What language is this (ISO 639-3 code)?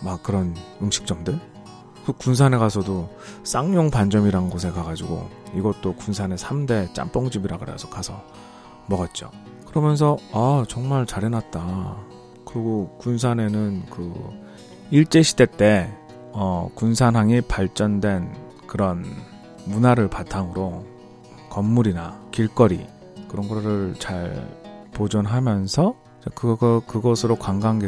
kor